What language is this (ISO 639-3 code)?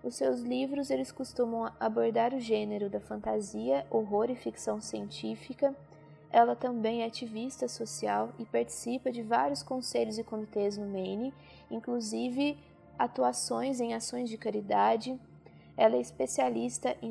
por